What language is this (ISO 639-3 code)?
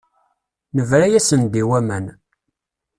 kab